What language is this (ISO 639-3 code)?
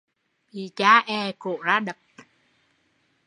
vie